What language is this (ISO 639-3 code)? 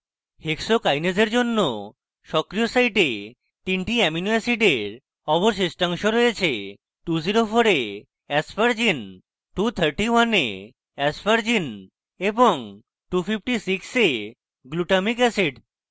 ben